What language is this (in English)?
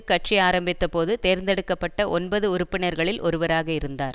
Tamil